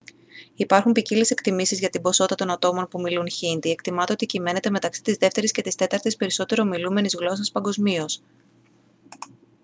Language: Greek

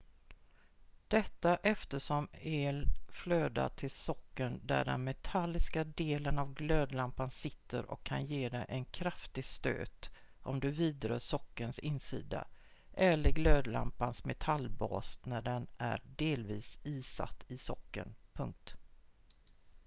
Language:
Swedish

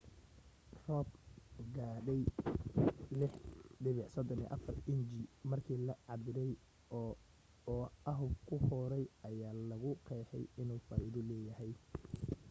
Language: Somali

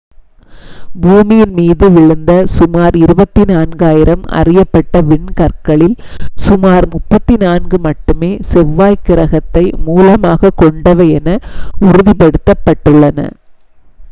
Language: Tamil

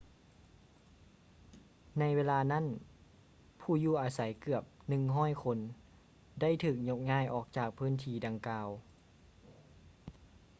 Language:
Lao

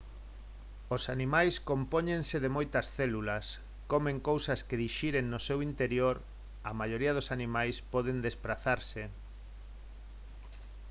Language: Galician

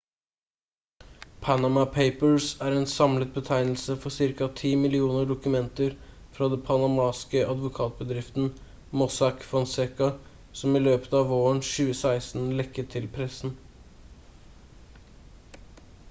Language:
Norwegian Bokmål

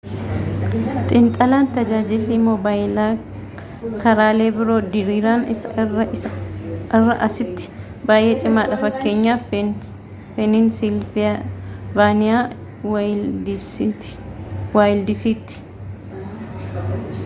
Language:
Oromo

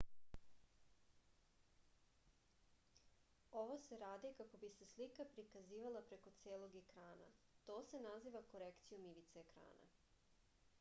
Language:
Serbian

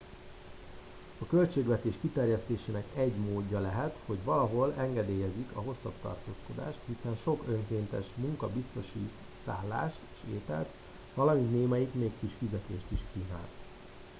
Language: Hungarian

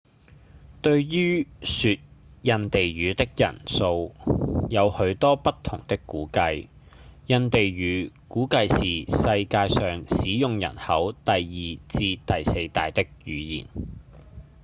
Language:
Cantonese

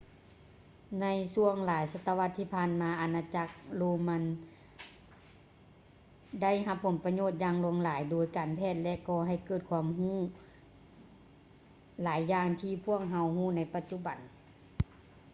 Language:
Lao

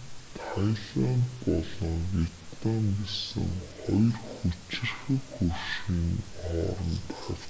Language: Mongolian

